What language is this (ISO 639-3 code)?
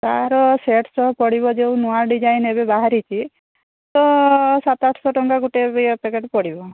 ori